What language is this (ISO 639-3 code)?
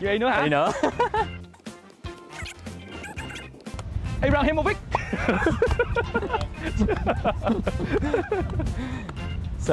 vie